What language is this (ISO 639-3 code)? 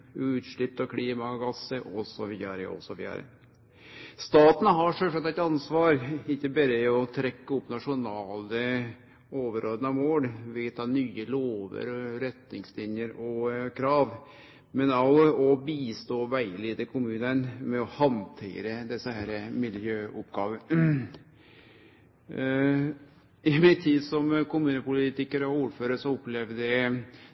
nno